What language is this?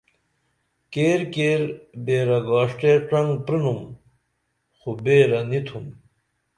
Dameli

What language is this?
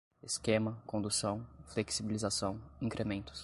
Portuguese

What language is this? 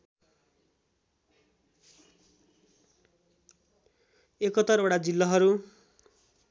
Nepali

